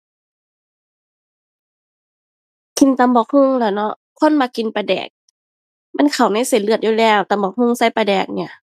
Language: Thai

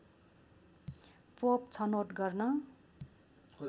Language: Nepali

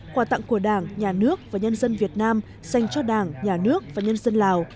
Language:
Vietnamese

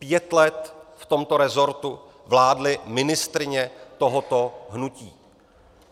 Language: Czech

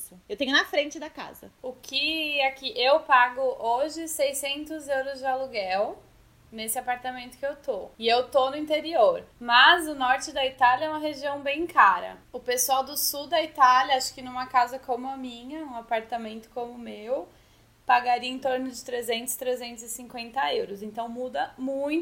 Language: Portuguese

